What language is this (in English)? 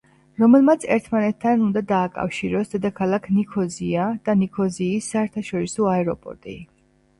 Georgian